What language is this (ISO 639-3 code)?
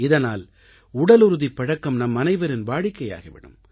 tam